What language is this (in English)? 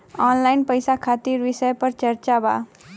Bhojpuri